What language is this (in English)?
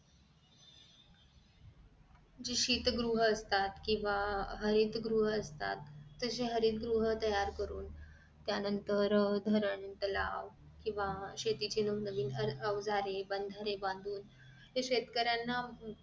Marathi